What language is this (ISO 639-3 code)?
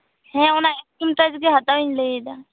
sat